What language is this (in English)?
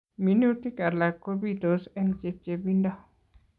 Kalenjin